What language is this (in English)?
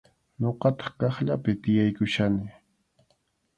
Arequipa-La Unión Quechua